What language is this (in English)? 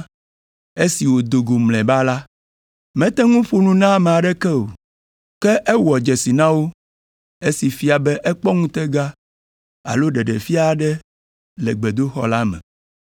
Ewe